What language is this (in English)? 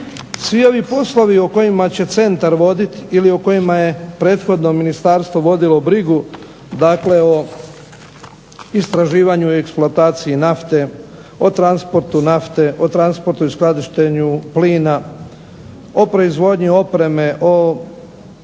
Croatian